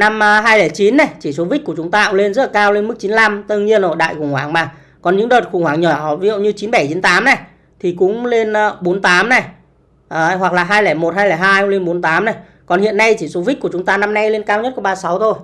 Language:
Vietnamese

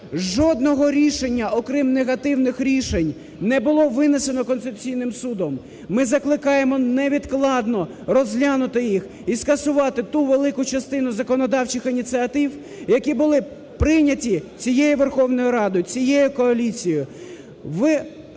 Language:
Ukrainian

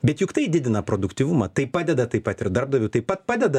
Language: Lithuanian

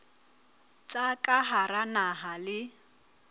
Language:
Southern Sotho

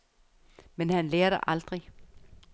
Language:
Danish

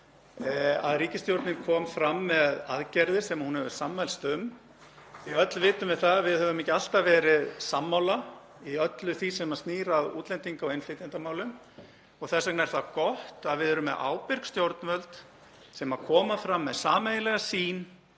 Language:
Icelandic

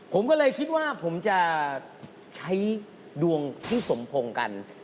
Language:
Thai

